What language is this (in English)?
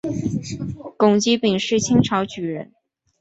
Chinese